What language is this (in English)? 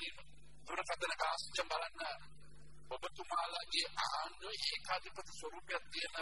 Arabic